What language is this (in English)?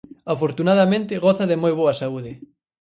Galician